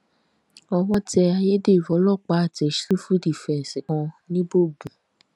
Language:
Yoruba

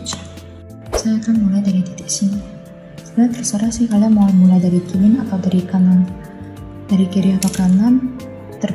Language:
Indonesian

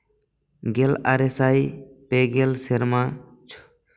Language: Santali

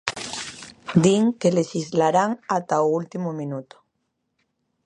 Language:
Galician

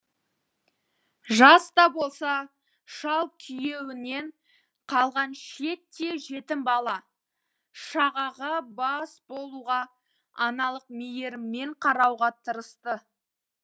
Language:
Kazakh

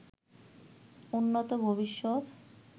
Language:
Bangla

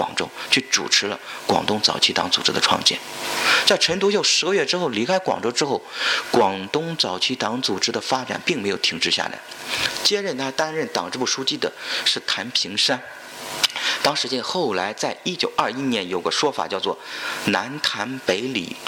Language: Chinese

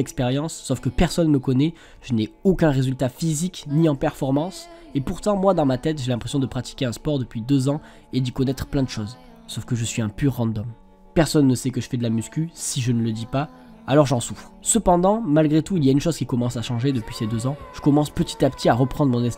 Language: French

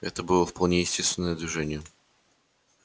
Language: Russian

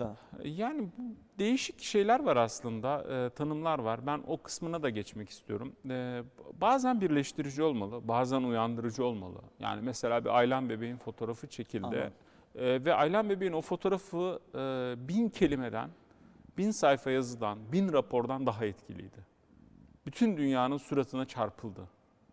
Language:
Turkish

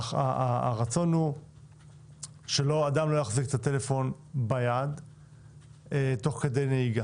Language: Hebrew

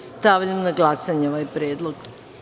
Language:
Serbian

